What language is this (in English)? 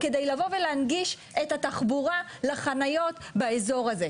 Hebrew